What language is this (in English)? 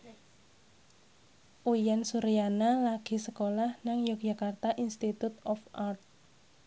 Javanese